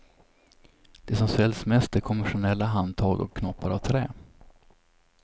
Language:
Swedish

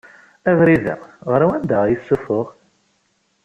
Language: Kabyle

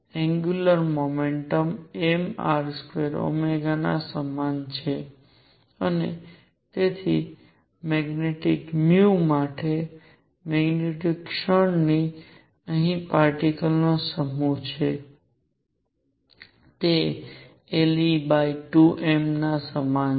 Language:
Gujarati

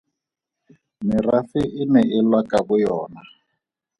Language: Tswana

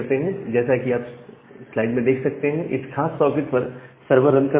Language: Hindi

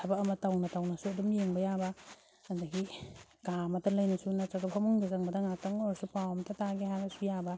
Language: Manipuri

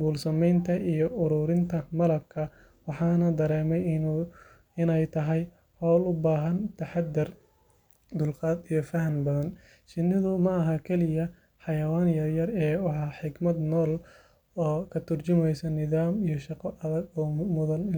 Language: Somali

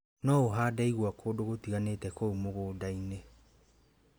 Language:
Kikuyu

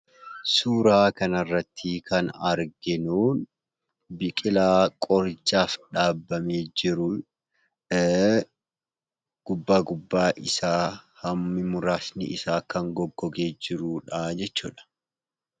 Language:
Oromo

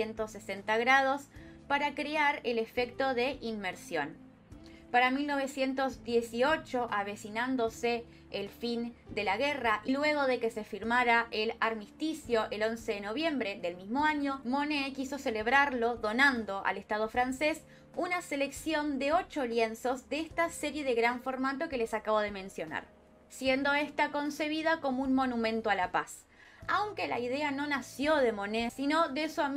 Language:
Spanish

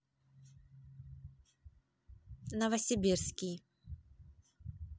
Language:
Russian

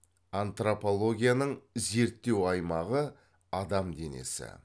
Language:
Kazakh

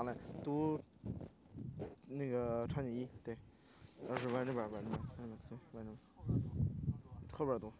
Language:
Chinese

